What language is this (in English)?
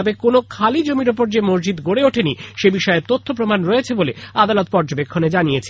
Bangla